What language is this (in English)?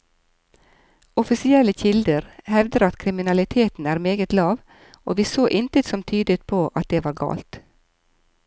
Norwegian